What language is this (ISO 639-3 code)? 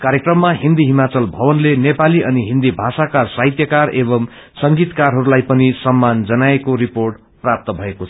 nep